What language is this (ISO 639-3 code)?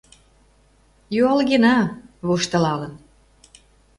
chm